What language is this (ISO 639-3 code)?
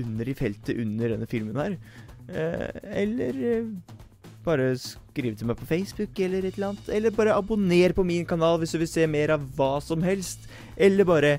nor